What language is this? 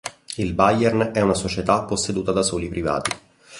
Italian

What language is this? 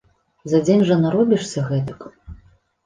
Belarusian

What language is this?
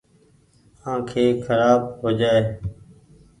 Goaria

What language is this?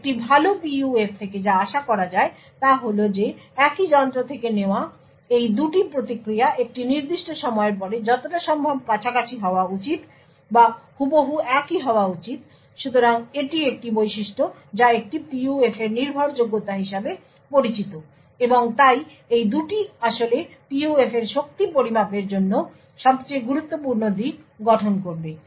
Bangla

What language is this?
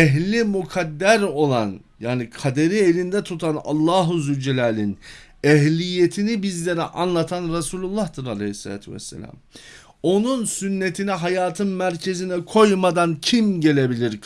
Turkish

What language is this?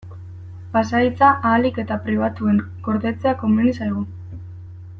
Basque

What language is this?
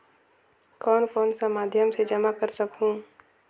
Chhattisgarhi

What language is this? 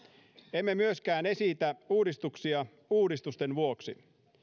Finnish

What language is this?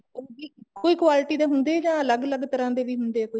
Punjabi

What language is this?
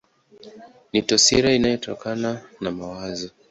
Swahili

